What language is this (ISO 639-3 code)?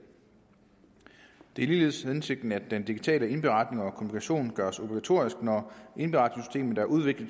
dan